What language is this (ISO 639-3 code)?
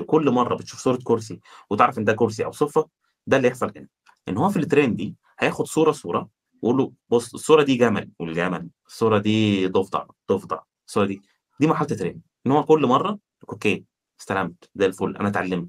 ara